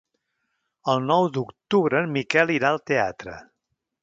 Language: Catalan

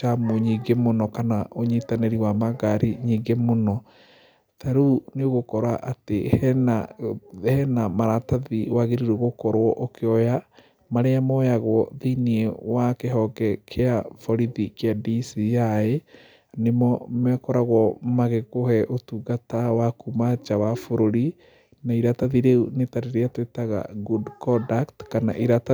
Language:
Kikuyu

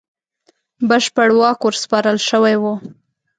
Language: Pashto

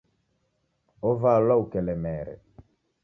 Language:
Taita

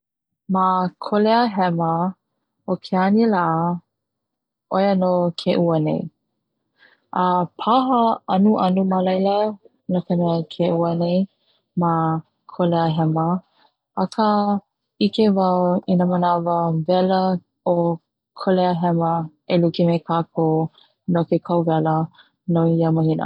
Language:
Hawaiian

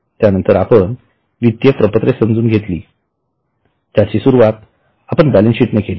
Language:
Marathi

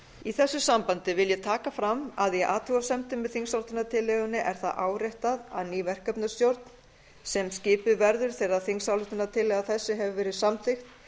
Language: Icelandic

